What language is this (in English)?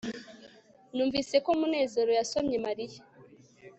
Kinyarwanda